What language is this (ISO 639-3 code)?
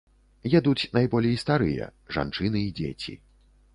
bel